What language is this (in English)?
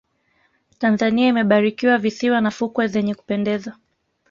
Swahili